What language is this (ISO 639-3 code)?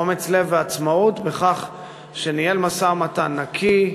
heb